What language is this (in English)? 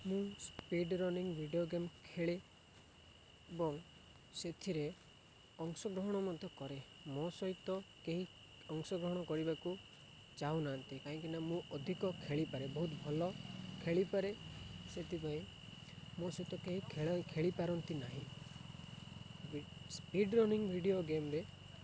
Odia